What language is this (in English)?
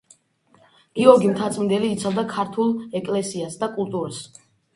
Georgian